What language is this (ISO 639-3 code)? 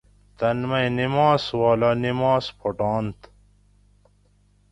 gwc